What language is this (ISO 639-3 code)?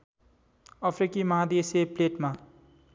nep